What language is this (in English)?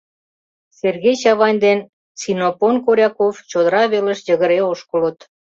Mari